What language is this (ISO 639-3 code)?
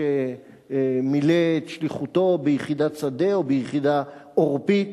heb